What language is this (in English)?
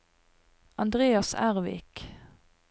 Norwegian